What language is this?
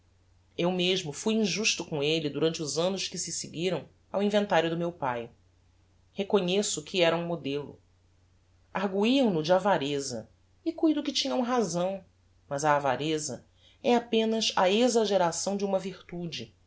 Portuguese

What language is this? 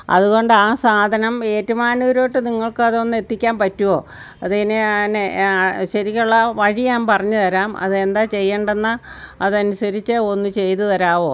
Malayalam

